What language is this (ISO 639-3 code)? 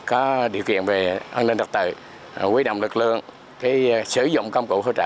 vie